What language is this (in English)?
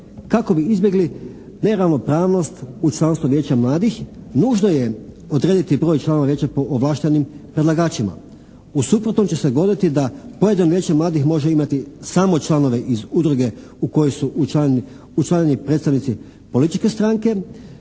Croatian